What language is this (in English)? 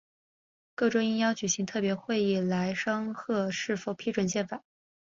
Chinese